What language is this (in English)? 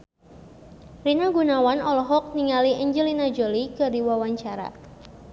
Sundanese